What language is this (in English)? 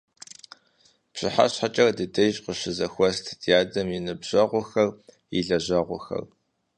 Kabardian